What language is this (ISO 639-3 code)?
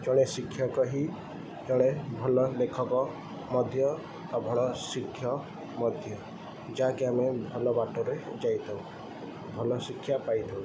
ori